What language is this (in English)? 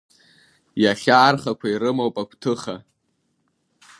Abkhazian